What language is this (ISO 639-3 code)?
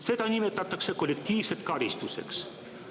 est